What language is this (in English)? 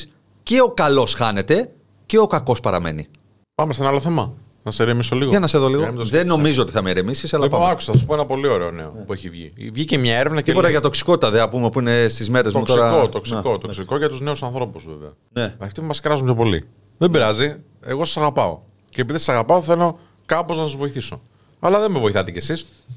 Greek